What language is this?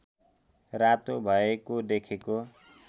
Nepali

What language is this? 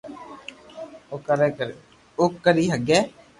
Loarki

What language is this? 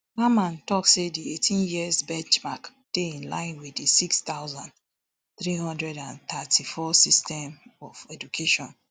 Nigerian Pidgin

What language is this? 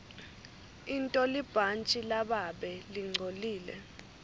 Swati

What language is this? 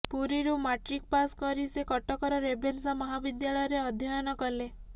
Odia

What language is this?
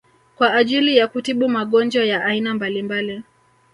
Swahili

